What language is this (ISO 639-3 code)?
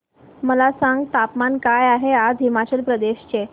mar